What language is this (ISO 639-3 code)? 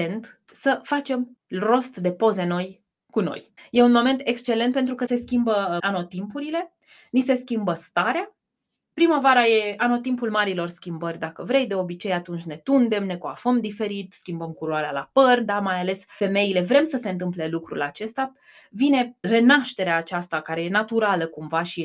ron